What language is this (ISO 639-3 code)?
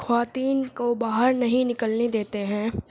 urd